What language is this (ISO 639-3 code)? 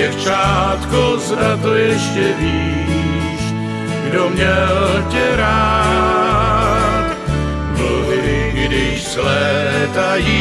ces